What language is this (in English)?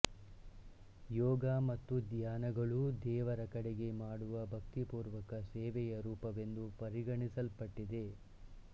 Kannada